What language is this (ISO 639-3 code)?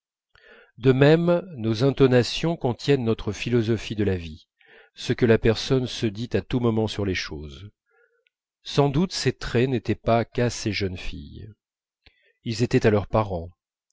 fra